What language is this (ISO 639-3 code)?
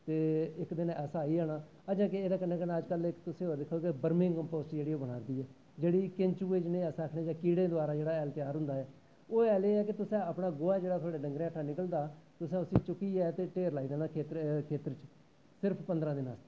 doi